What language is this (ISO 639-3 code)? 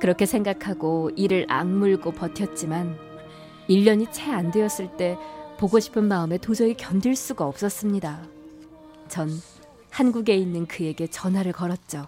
kor